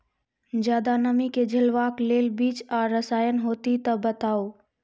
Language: Maithili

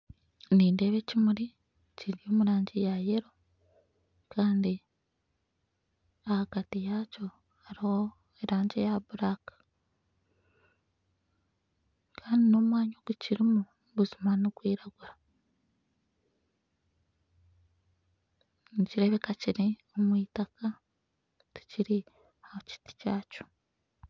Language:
Nyankole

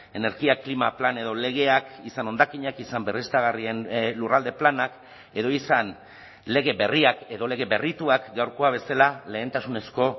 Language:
Basque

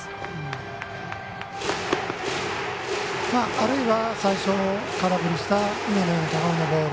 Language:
Japanese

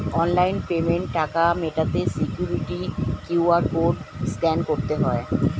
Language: Bangla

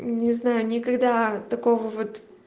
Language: Russian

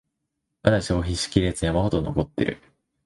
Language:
Japanese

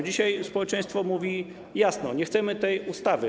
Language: Polish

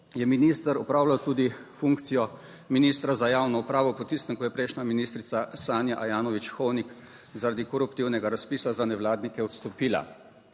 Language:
Slovenian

